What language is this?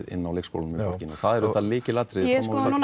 Icelandic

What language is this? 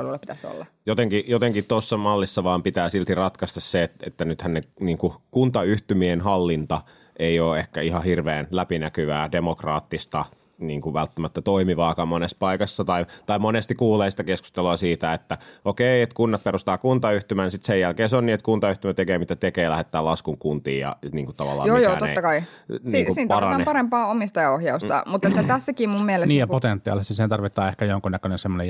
Finnish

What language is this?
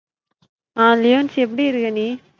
Tamil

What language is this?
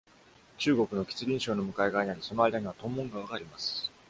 Japanese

